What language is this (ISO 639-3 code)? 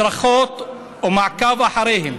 heb